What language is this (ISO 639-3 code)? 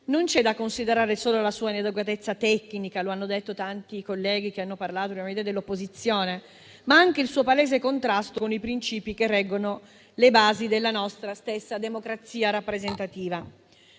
ita